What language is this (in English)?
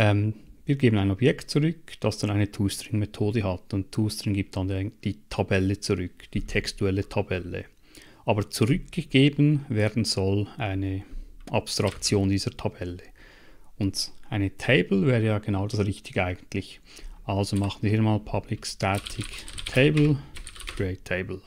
German